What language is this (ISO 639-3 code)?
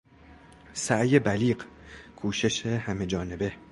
fas